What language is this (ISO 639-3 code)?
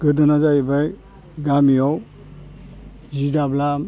brx